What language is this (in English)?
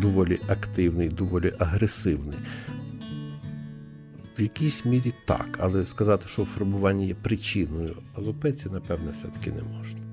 Ukrainian